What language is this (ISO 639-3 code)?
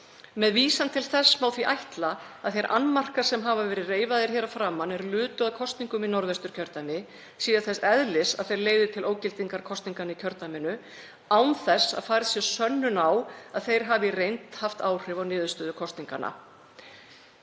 isl